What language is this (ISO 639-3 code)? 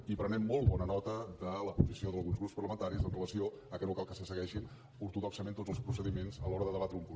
cat